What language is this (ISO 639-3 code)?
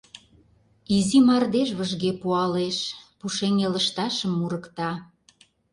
chm